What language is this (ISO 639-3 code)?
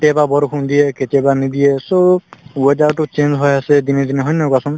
asm